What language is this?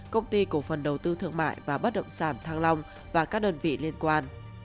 Vietnamese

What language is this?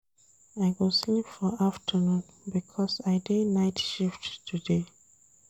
Nigerian Pidgin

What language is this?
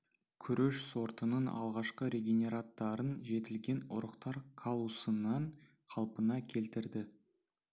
Kazakh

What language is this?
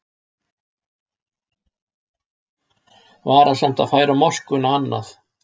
Icelandic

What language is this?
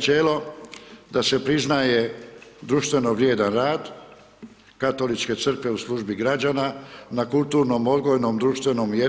Croatian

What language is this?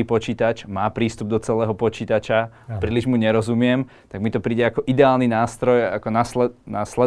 Slovak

